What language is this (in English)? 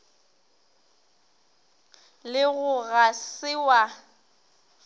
Northern Sotho